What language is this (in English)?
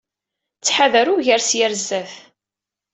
Kabyle